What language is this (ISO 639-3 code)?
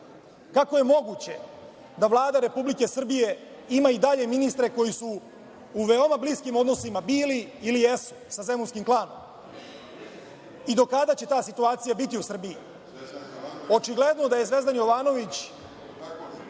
srp